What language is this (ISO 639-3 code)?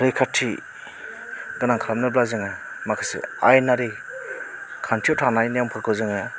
brx